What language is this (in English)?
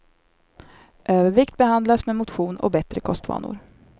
Swedish